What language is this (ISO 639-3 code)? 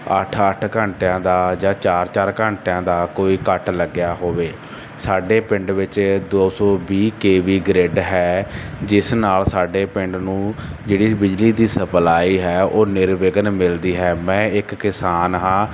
pan